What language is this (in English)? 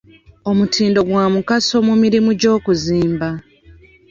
Ganda